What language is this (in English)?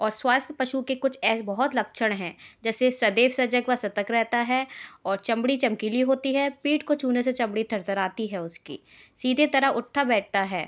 Hindi